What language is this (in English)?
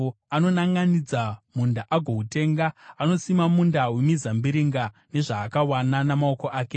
Shona